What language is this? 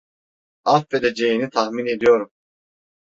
Turkish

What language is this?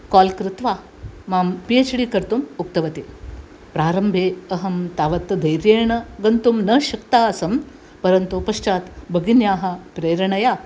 Sanskrit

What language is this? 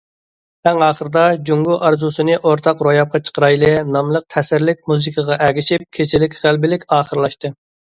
Uyghur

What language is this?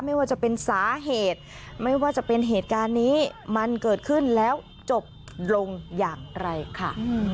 Thai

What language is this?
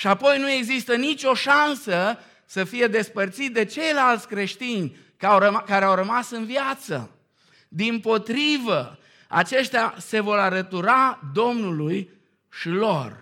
Romanian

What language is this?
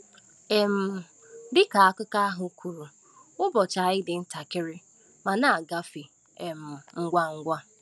Igbo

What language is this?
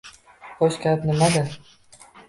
Uzbek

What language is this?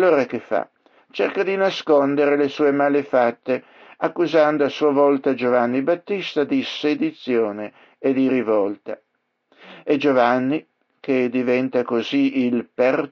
Italian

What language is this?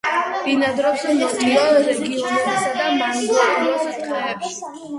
Georgian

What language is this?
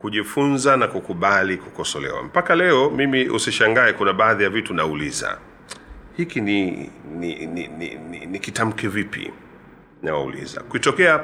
Swahili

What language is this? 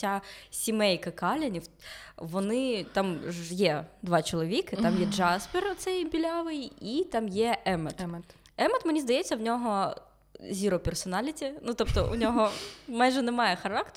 Ukrainian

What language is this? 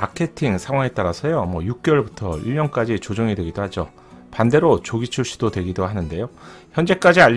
Korean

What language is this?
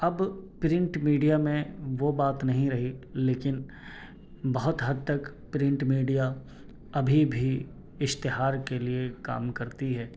Urdu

